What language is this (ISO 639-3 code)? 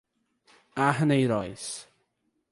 por